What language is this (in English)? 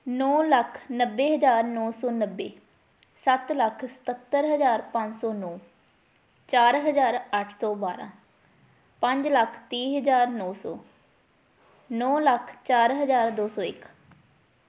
Punjabi